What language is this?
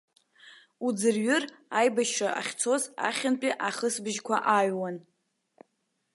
Abkhazian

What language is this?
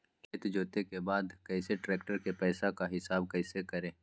Magahi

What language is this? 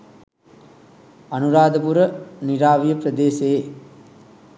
Sinhala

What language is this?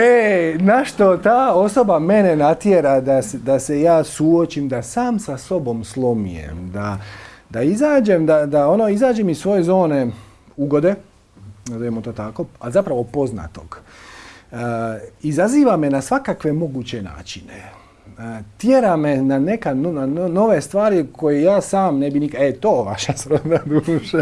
Macedonian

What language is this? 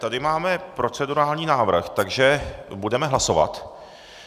Czech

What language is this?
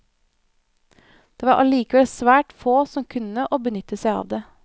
Norwegian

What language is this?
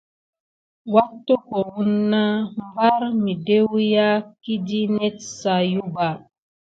Gidar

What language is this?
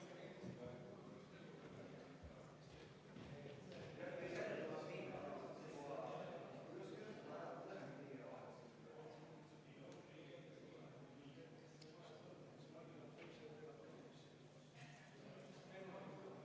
Estonian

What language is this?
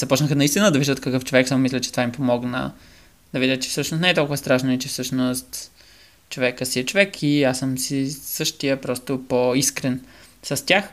Bulgarian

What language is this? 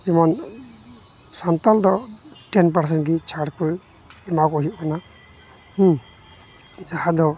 Santali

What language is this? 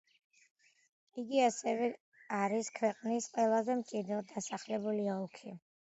Georgian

